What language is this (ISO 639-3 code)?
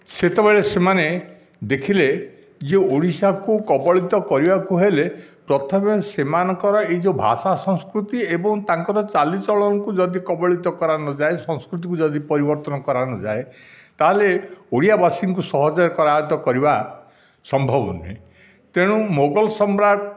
ori